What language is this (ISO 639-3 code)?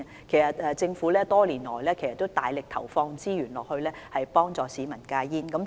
yue